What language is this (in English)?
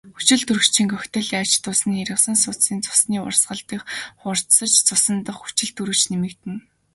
Mongolian